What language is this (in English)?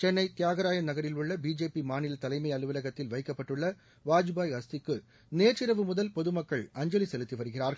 Tamil